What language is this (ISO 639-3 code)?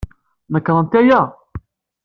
kab